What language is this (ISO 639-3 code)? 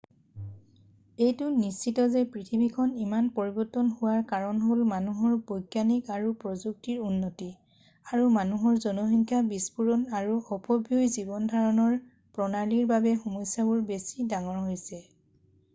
asm